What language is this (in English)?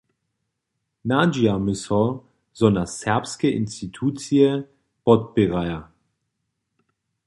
Upper Sorbian